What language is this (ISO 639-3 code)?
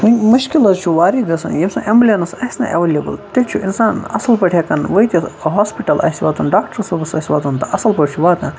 kas